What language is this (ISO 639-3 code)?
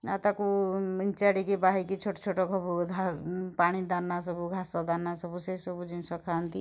ori